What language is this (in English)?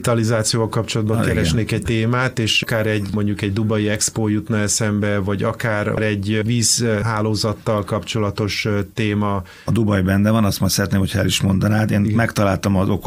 Hungarian